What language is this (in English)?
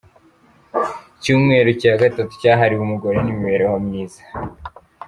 Kinyarwanda